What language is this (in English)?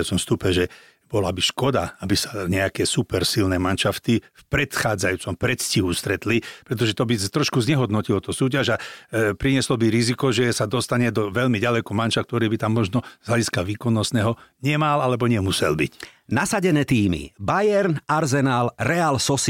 Slovak